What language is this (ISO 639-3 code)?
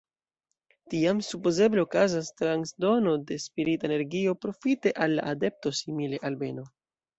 epo